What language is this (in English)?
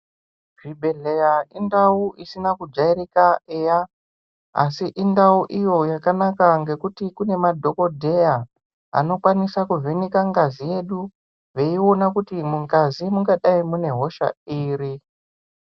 Ndau